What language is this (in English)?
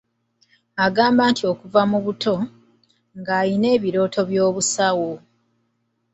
Ganda